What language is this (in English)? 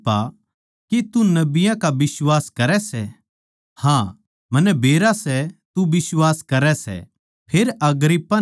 Haryanvi